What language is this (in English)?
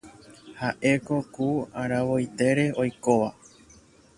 Guarani